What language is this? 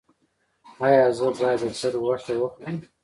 Pashto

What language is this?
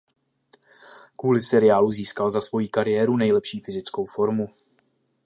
Czech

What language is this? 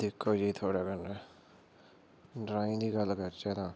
Dogri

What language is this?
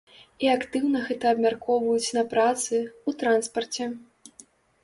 Belarusian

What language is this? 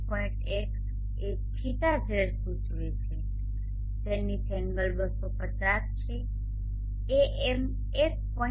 Gujarati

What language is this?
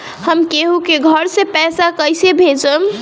Bhojpuri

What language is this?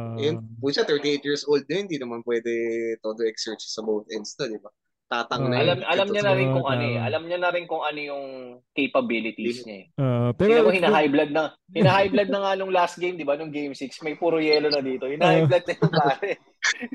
Filipino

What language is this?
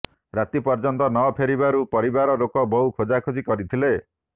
Odia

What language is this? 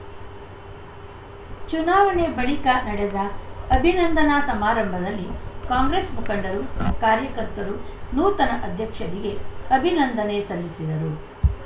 Kannada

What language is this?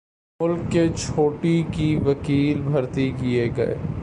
Urdu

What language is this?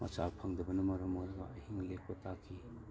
Manipuri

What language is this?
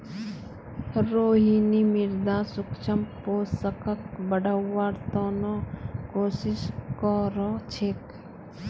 Magahi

